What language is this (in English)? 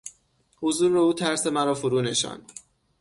Persian